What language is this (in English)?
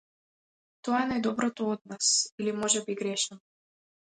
Macedonian